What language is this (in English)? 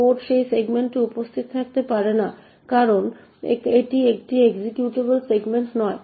Bangla